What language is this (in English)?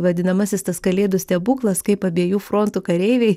Lithuanian